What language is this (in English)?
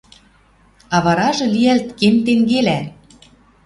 Western Mari